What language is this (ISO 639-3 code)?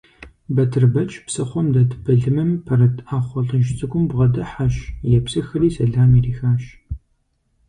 kbd